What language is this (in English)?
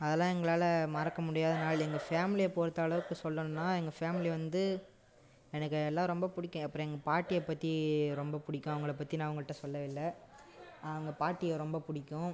Tamil